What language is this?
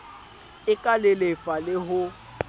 Southern Sotho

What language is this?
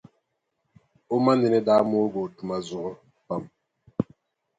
Dagbani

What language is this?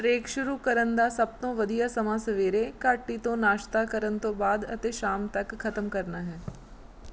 Punjabi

